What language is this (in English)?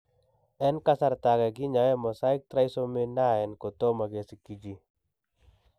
Kalenjin